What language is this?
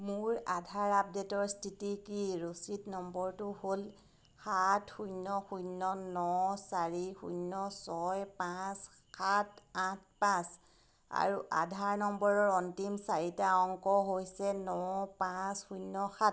Assamese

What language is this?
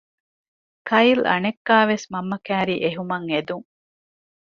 Divehi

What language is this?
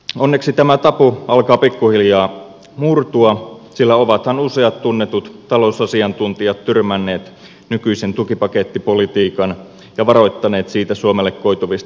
Finnish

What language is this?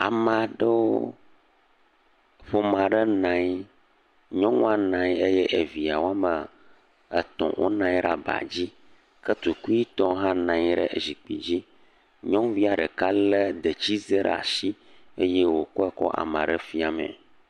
Ewe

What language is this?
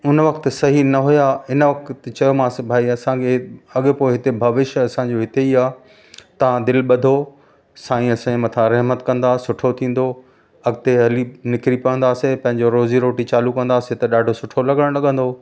Sindhi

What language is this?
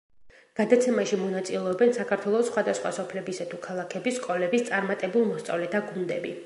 Georgian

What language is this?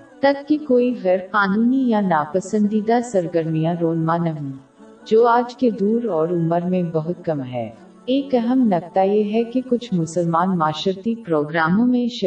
Urdu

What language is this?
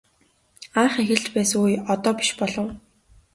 Mongolian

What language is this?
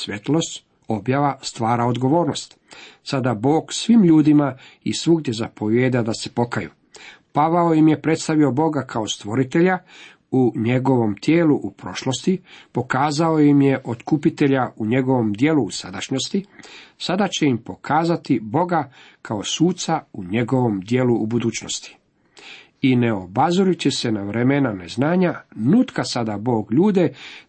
Croatian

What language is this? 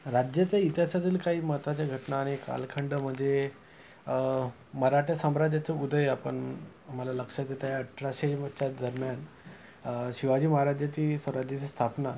Marathi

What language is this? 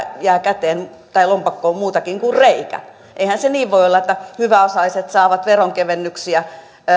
Finnish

